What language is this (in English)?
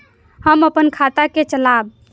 Maithili